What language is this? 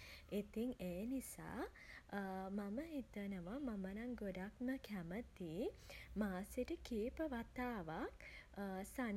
Sinhala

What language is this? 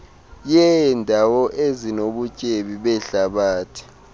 Xhosa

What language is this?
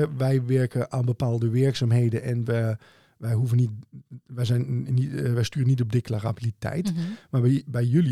Dutch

